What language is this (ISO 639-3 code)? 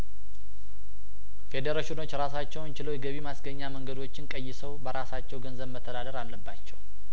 amh